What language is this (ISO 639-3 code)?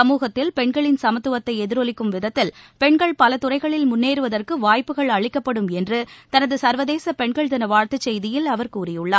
tam